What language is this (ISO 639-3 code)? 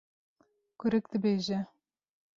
kur